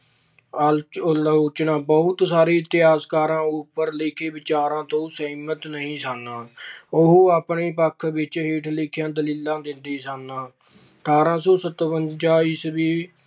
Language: Punjabi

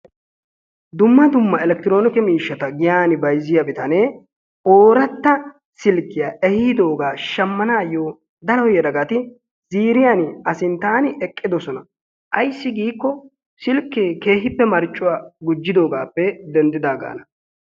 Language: Wolaytta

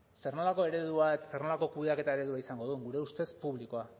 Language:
Basque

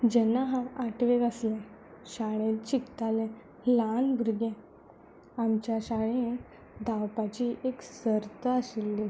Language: Konkani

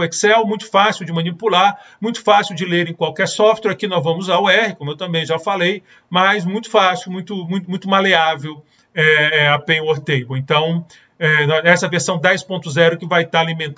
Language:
Portuguese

